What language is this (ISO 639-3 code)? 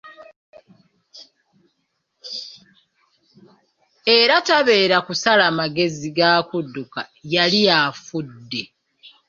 lug